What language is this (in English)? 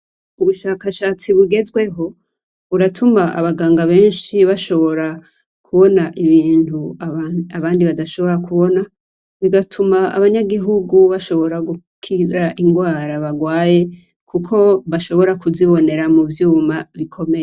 Rundi